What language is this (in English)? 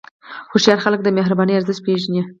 Pashto